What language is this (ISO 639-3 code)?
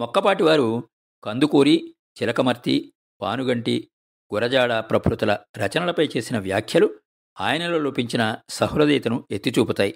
tel